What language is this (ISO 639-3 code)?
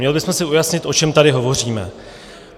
ces